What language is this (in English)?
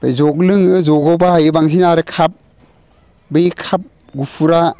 Bodo